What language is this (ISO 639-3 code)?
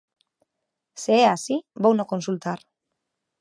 glg